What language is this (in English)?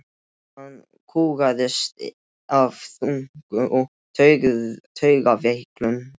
Icelandic